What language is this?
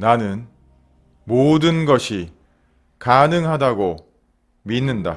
Korean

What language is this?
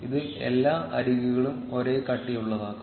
Malayalam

